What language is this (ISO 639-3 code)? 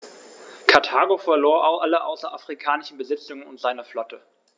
deu